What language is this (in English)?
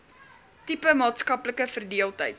Afrikaans